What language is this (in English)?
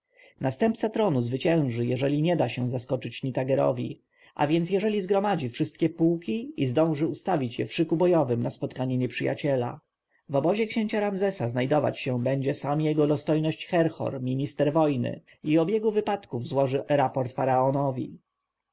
Polish